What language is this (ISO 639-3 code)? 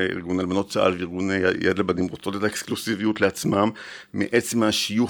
heb